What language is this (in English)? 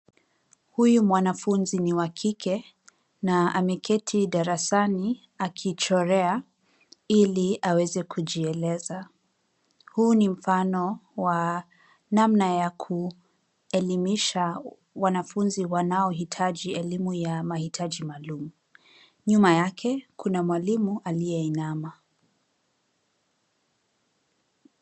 Swahili